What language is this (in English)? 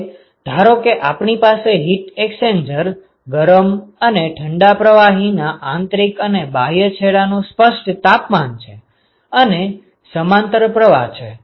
Gujarati